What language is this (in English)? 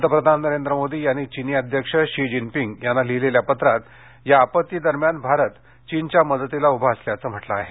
Marathi